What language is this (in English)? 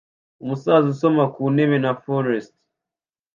Kinyarwanda